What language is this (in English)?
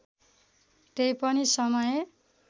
Nepali